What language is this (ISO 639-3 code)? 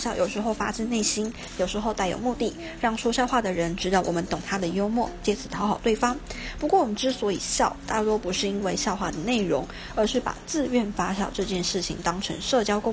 zho